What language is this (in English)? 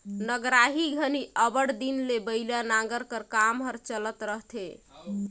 Chhattisgarhi